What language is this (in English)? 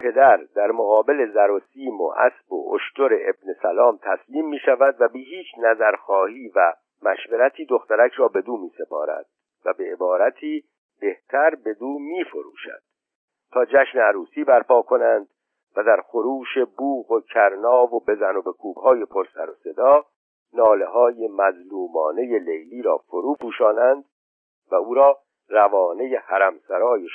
Persian